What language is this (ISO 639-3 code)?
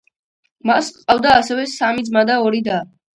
kat